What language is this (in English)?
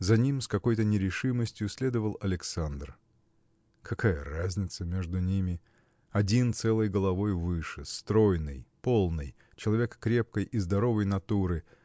Russian